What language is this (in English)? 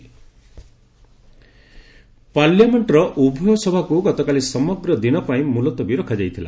Odia